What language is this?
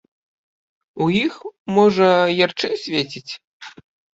Belarusian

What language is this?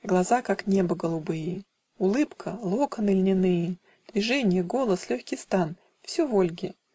Russian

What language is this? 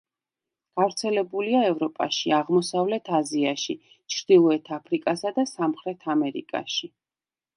Georgian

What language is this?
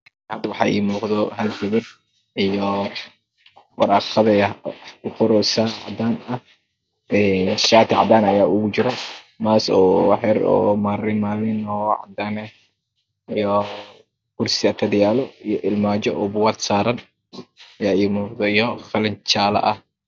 Somali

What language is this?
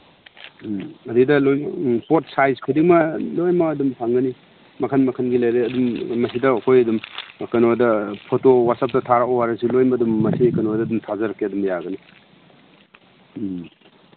Manipuri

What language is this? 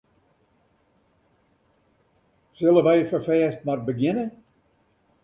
Western Frisian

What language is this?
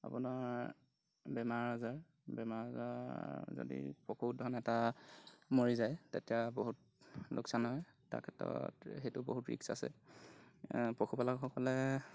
Assamese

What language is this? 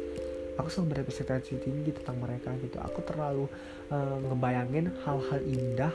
Indonesian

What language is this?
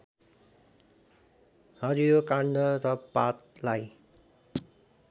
Nepali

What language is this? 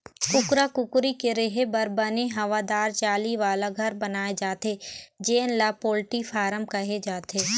Chhattisgarhi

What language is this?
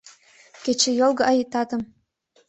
Mari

